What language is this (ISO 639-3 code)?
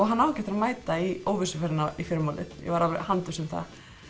isl